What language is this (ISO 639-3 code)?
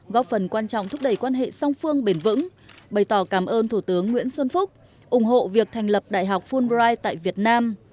vie